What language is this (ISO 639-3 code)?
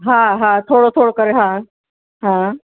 snd